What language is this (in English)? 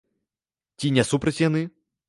Belarusian